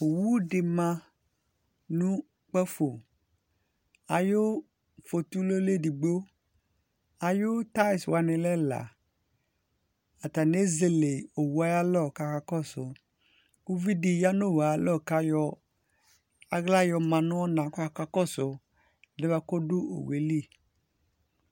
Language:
Ikposo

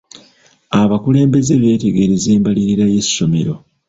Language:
Ganda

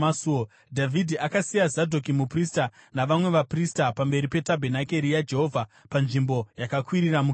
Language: Shona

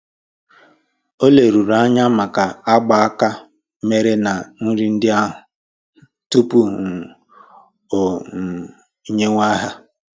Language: Igbo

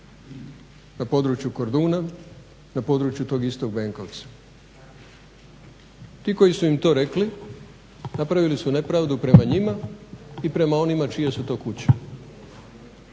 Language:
Croatian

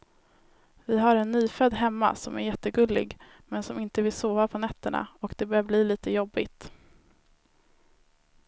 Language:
Swedish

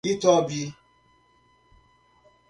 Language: Portuguese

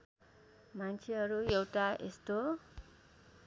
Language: Nepali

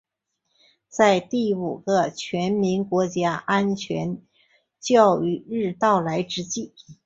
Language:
Chinese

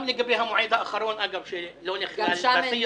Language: Hebrew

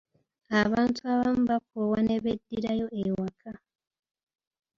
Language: Ganda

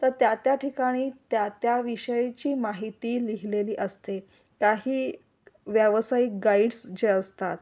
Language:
Marathi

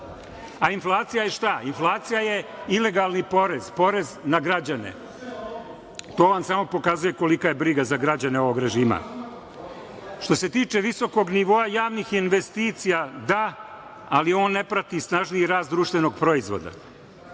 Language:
Serbian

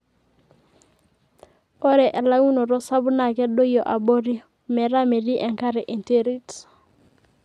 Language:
Masai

